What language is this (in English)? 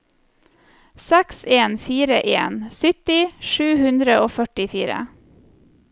Norwegian